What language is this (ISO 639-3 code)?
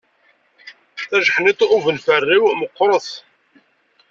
kab